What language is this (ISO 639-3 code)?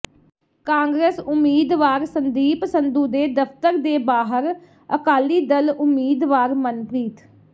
pan